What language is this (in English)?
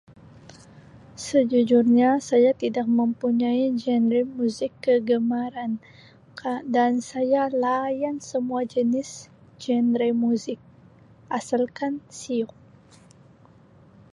Sabah Malay